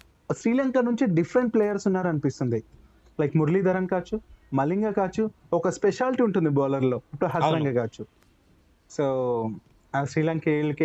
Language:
Telugu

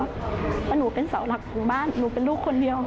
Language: Thai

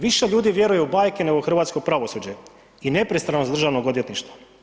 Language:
Croatian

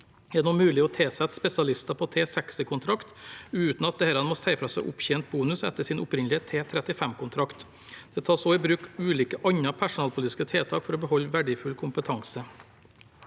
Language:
Norwegian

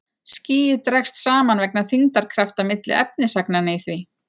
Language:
Icelandic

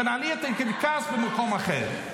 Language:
Hebrew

